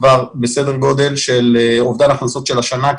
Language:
Hebrew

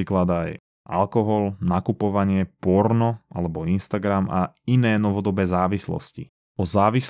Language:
Slovak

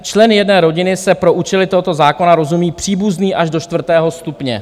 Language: Czech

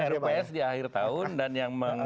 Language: Indonesian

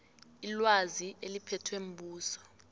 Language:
South Ndebele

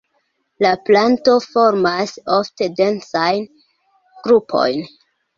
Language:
Esperanto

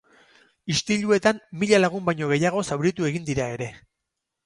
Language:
Basque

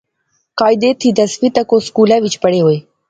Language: Pahari-Potwari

